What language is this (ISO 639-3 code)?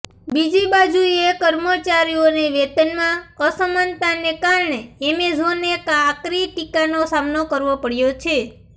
guj